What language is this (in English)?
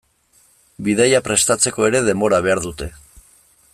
Basque